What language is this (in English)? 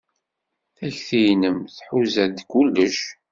Kabyle